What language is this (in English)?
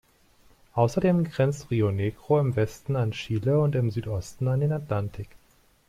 German